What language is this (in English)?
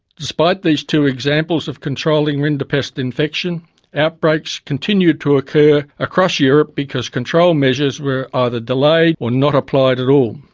English